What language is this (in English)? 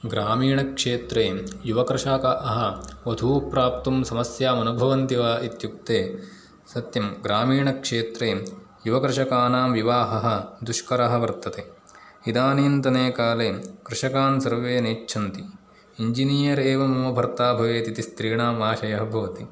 Sanskrit